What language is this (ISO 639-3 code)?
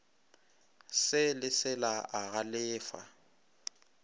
nso